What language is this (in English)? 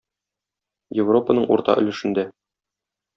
Tatar